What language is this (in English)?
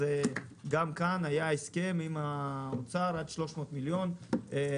Hebrew